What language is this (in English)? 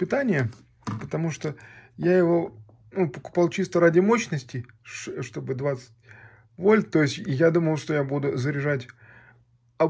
Russian